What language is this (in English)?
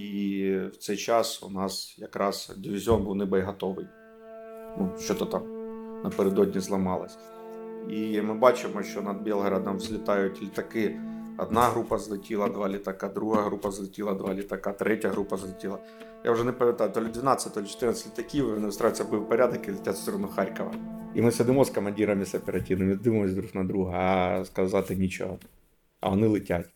Ukrainian